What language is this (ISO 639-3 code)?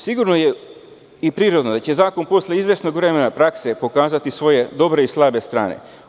srp